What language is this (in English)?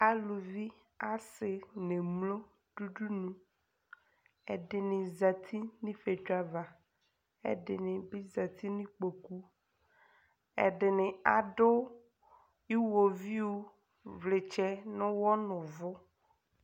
Ikposo